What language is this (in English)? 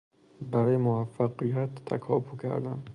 Persian